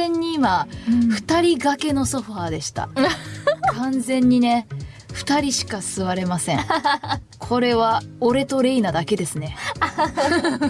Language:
Japanese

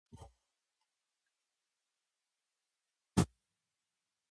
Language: Japanese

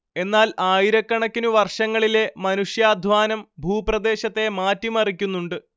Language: Malayalam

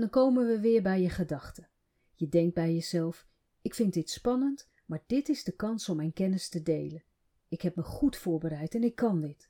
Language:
Dutch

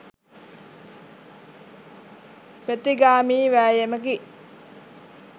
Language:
Sinhala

